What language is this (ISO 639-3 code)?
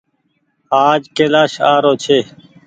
gig